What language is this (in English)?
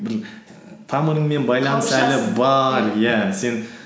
Kazakh